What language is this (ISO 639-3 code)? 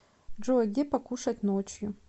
rus